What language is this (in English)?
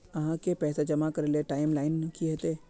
Magahi